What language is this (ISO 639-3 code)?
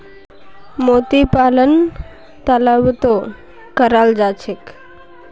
mag